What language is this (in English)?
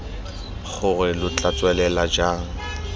Tswana